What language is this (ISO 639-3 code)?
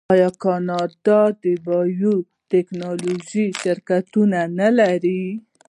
pus